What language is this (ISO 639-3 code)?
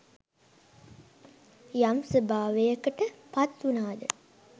sin